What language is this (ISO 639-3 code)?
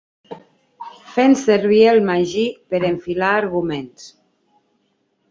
cat